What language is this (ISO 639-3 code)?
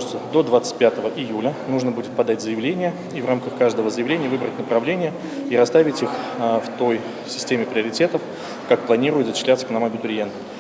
rus